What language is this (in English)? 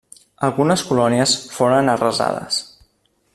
Catalan